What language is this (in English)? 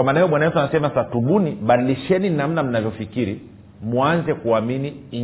Swahili